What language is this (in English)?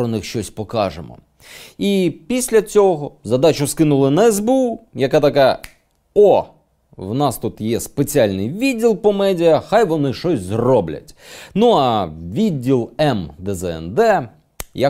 Ukrainian